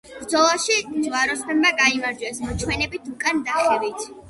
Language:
Georgian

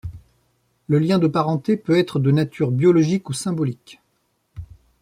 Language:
French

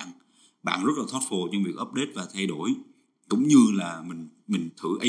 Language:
Vietnamese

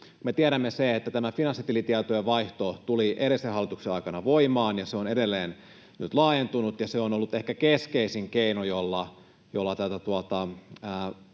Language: Finnish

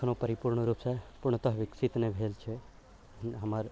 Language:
Maithili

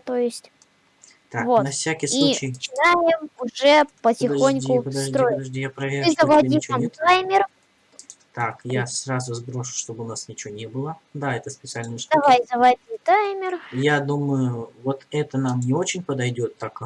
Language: Russian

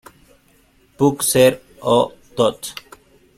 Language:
Spanish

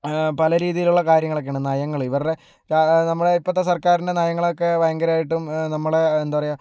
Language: Malayalam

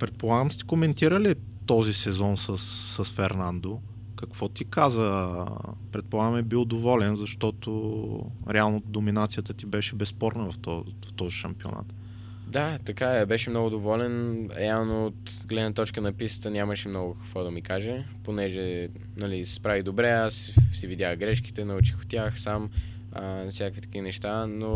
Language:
Bulgarian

